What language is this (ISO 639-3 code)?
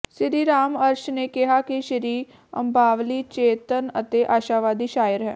pan